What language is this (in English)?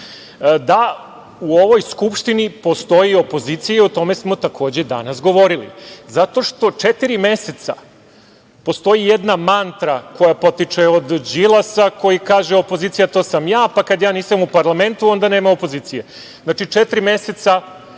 Serbian